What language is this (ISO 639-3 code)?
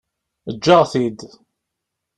kab